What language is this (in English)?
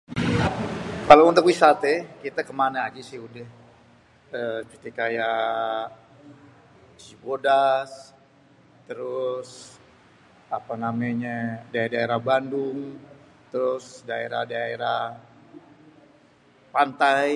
Betawi